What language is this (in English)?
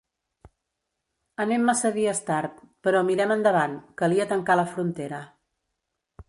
Catalan